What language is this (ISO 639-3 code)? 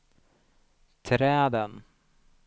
swe